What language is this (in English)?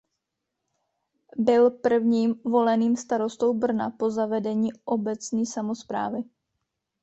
Czech